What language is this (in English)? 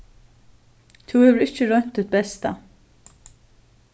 Faroese